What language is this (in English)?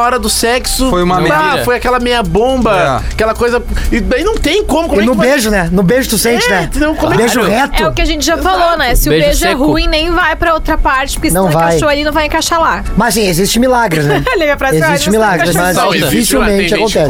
Portuguese